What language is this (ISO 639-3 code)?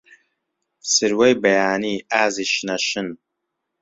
ckb